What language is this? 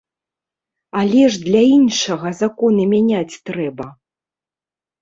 Belarusian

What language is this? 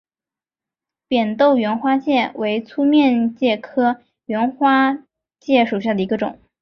Chinese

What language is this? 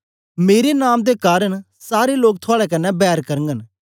Dogri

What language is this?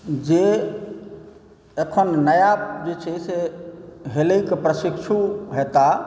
Maithili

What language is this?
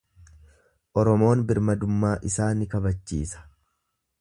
Oromo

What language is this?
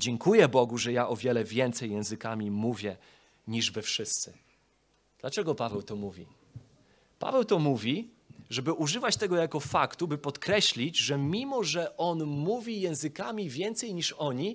Polish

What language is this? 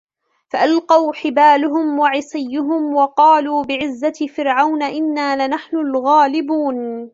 Arabic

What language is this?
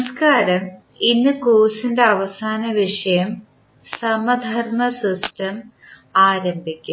Malayalam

